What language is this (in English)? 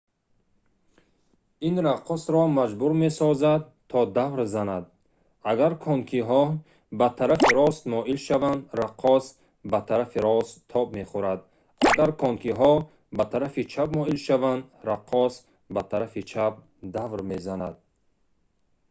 Tajik